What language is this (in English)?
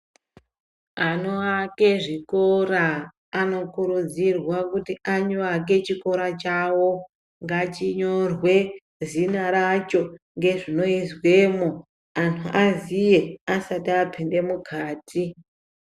Ndau